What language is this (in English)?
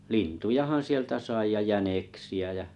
Finnish